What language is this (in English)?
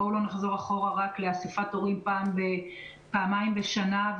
Hebrew